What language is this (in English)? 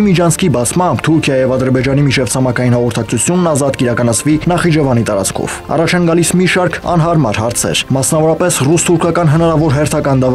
Romanian